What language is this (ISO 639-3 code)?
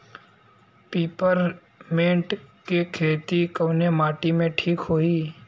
bho